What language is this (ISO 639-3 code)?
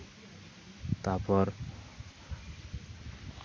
sat